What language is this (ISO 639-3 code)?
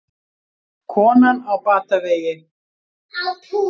isl